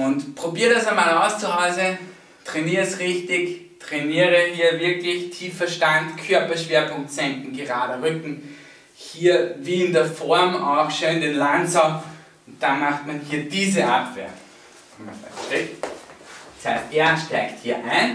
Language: German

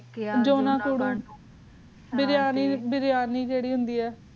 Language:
Punjabi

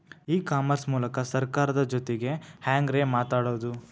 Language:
Kannada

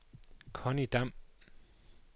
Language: Danish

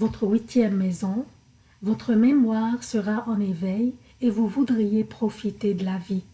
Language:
French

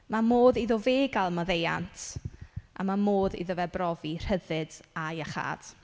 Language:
Welsh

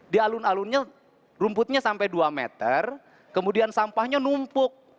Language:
Indonesian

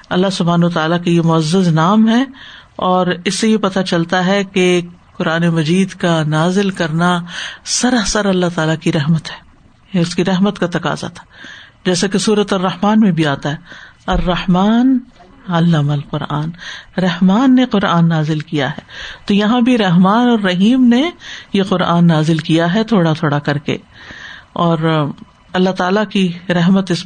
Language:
Urdu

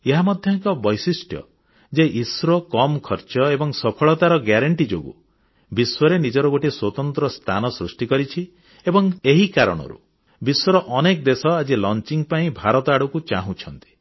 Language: Odia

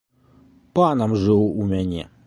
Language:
Belarusian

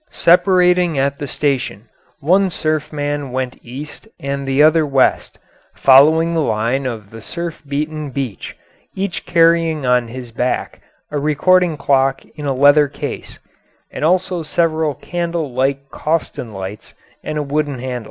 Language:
English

